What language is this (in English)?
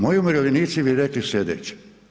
Croatian